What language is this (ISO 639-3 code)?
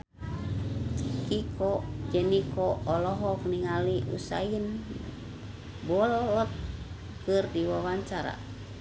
sun